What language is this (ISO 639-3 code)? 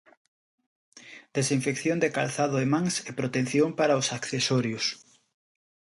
glg